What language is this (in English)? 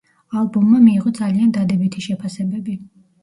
Georgian